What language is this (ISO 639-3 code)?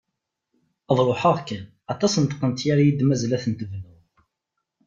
kab